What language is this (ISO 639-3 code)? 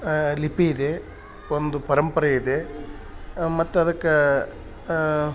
kan